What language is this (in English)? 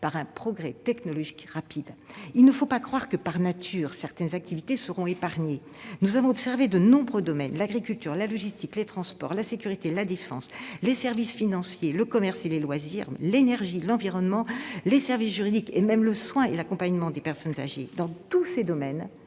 French